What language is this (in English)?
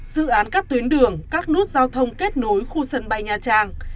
Vietnamese